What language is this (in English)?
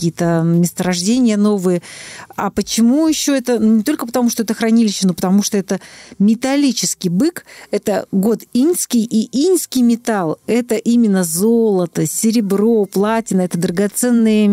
Russian